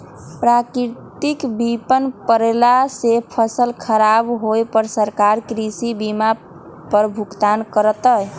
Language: Magahi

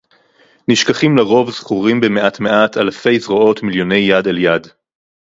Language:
Hebrew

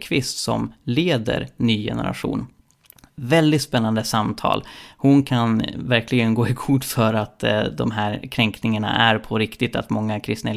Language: Swedish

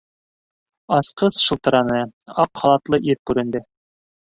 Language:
Bashkir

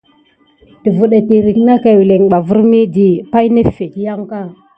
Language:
Gidar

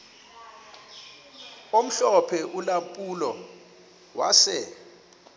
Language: Xhosa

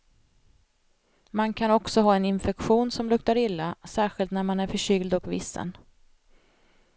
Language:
Swedish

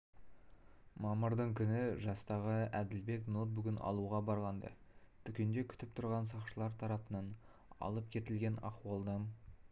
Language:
Kazakh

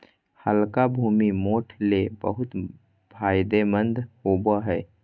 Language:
Magahi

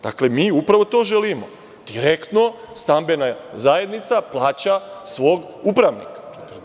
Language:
Serbian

